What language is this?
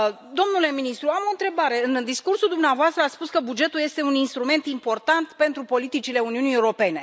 Romanian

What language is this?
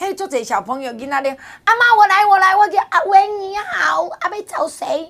Chinese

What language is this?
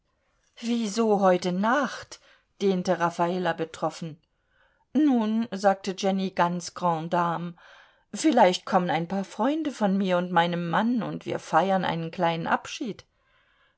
German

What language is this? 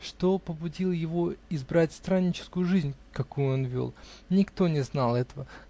Russian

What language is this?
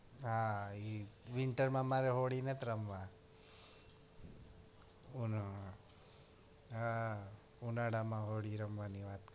Gujarati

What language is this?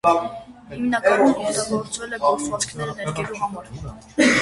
Armenian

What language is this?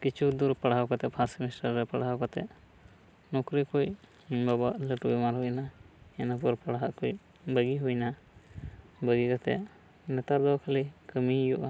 Santali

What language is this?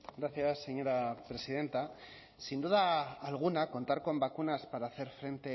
Spanish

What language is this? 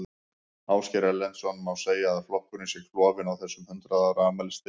Icelandic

